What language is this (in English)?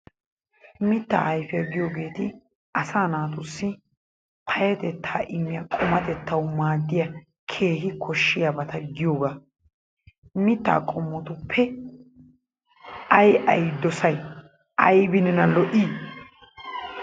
Wolaytta